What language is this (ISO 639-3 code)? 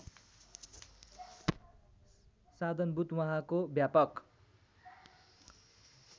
nep